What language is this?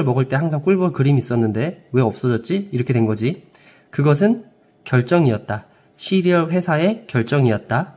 Korean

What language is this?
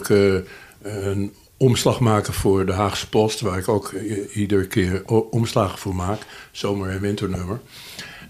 Dutch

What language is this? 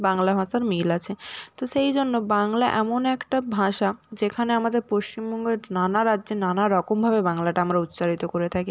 Bangla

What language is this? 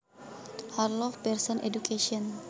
Javanese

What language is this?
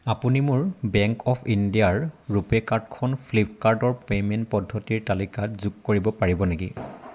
Assamese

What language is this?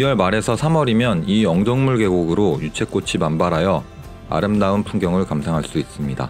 Korean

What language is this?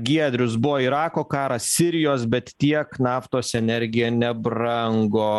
Lithuanian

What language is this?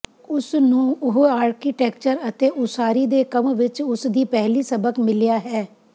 Punjabi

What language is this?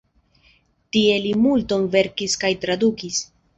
Esperanto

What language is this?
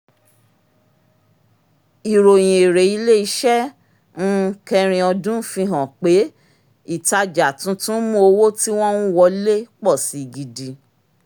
Yoruba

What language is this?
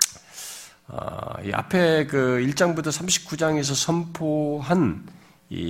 Korean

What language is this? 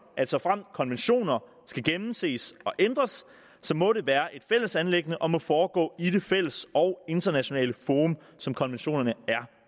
Danish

